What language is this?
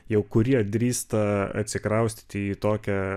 Lithuanian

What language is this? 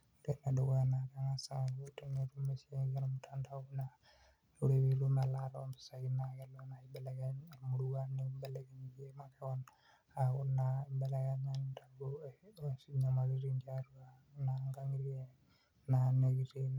Masai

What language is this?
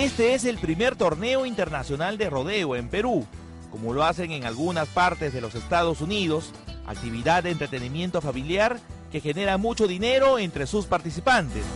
Spanish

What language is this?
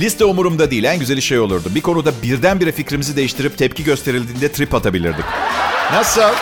Turkish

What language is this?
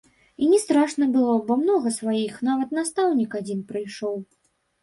Belarusian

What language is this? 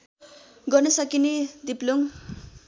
Nepali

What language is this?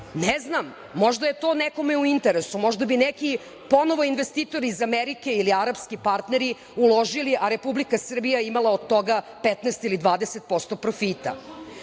Serbian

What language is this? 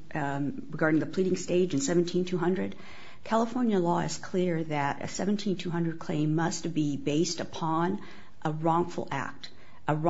English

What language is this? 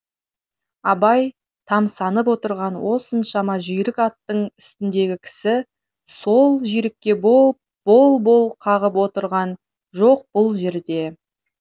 Kazakh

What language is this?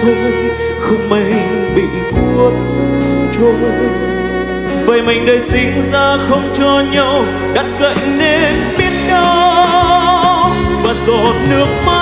Vietnamese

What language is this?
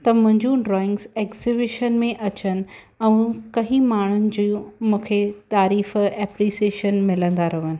Sindhi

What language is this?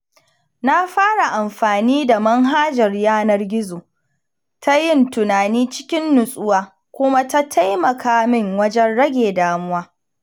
Hausa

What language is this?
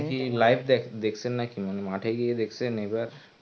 Bangla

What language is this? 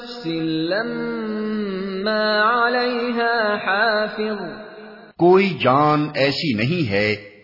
Urdu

